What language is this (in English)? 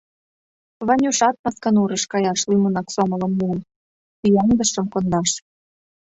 Mari